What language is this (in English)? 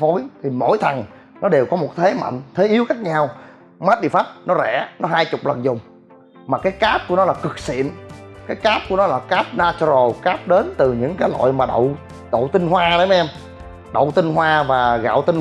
Vietnamese